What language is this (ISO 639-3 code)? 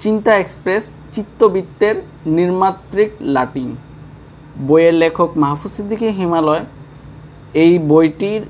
ben